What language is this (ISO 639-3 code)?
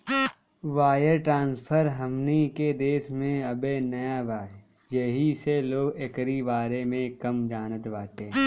bho